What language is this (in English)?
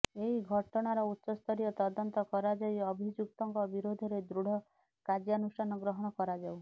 Odia